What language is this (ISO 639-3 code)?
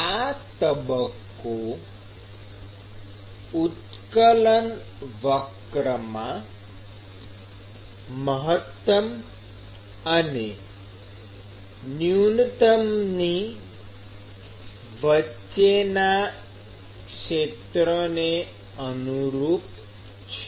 guj